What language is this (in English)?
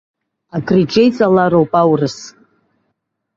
Abkhazian